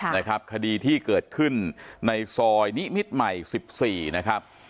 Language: Thai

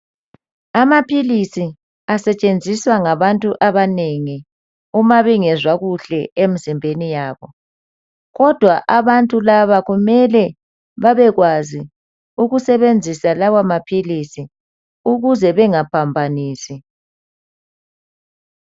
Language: North Ndebele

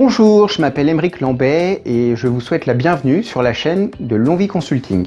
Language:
French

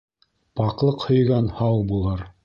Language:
Bashkir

